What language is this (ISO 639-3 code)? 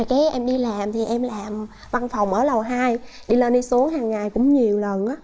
vie